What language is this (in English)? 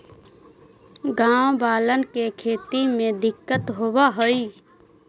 Magahi